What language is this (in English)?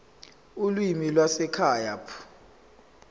Zulu